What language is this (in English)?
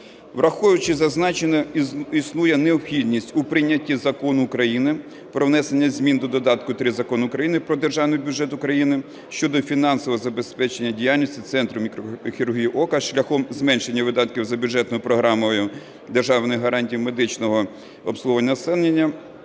Ukrainian